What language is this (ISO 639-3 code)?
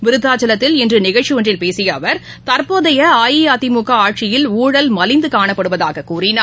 tam